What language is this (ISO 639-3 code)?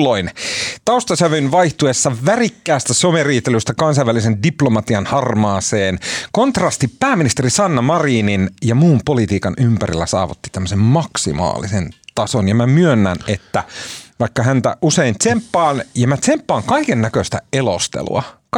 fin